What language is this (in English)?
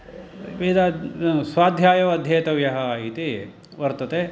Sanskrit